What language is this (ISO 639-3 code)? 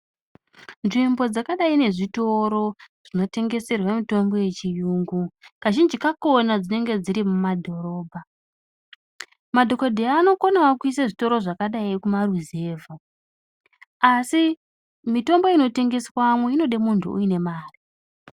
ndc